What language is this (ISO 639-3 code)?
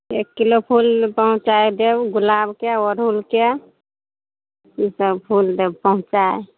mai